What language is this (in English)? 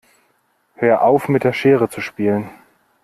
German